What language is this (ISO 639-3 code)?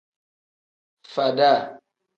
kdh